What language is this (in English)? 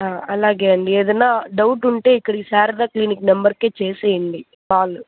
Telugu